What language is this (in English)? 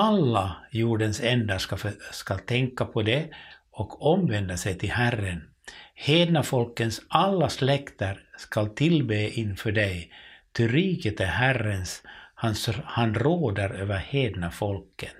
Swedish